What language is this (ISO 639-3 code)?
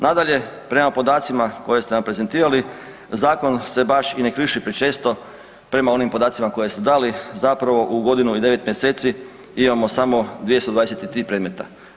hrv